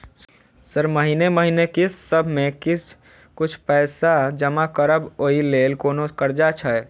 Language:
Maithili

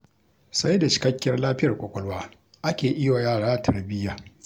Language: Hausa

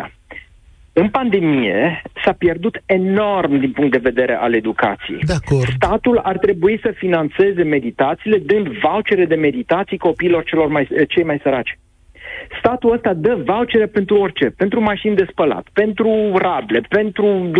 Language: Romanian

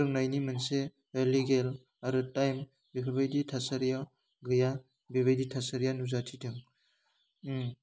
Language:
Bodo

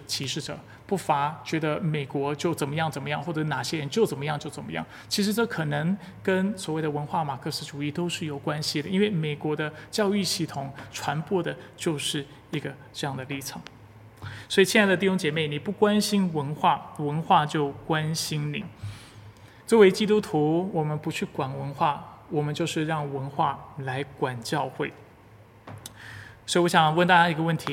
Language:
Chinese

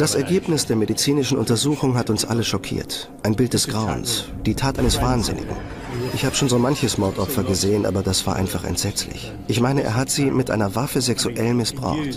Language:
German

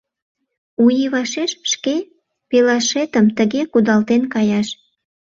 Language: Mari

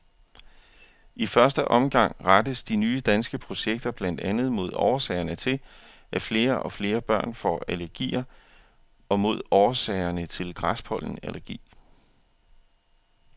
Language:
Danish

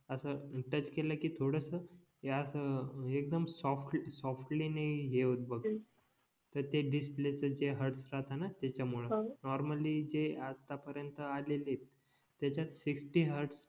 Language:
Marathi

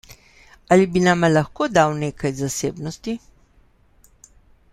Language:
Slovenian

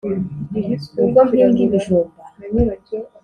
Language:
Kinyarwanda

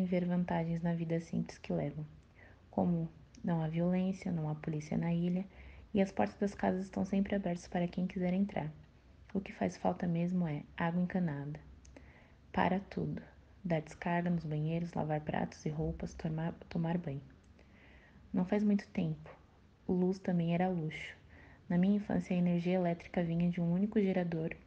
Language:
Portuguese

